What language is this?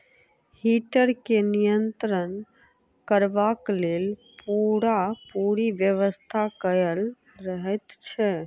Maithili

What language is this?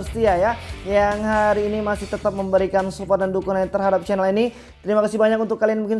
Indonesian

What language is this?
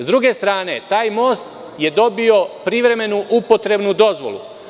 Serbian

